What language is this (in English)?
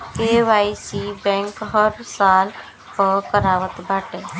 Bhojpuri